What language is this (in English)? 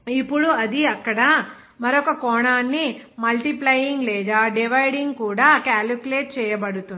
Telugu